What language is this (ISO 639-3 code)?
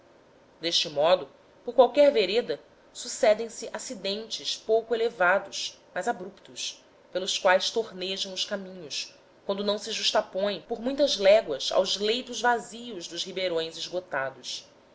por